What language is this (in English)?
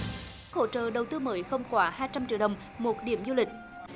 Vietnamese